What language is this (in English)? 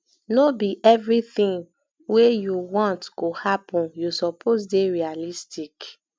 Nigerian Pidgin